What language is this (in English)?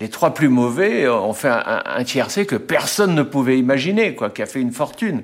French